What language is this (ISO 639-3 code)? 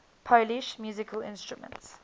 eng